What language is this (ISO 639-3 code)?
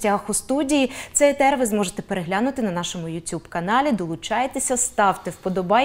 ukr